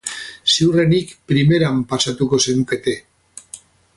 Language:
Basque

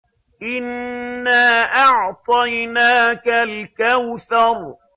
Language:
Arabic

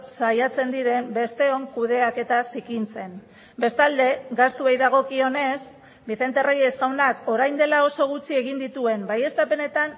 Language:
Basque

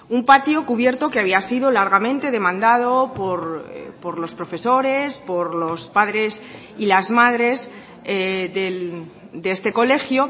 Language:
Spanish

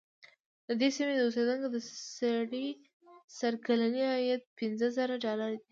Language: Pashto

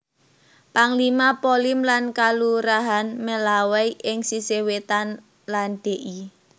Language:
Javanese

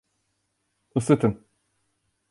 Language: Turkish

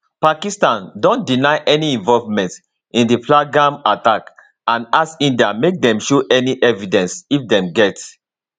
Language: Nigerian Pidgin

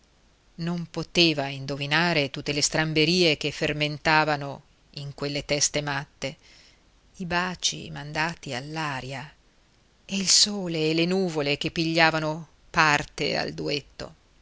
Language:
Italian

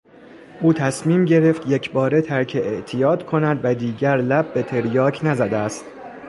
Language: Persian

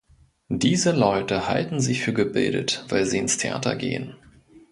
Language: German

